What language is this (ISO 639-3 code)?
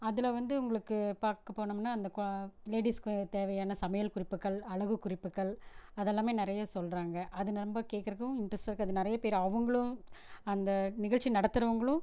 tam